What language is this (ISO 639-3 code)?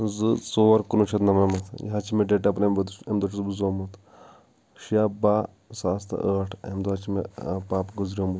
kas